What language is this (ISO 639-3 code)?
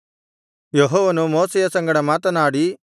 kan